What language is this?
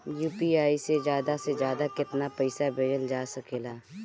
Bhojpuri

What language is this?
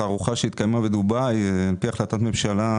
Hebrew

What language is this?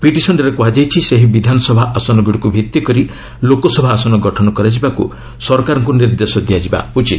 Odia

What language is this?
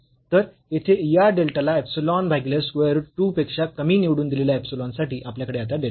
Marathi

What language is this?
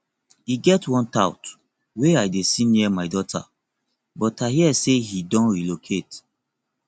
Nigerian Pidgin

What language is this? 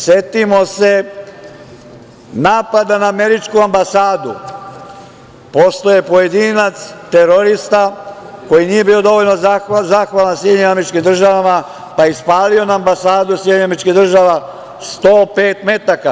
Serbian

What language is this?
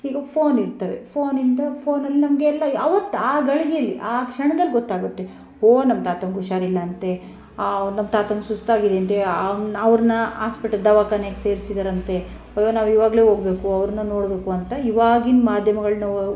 Kannada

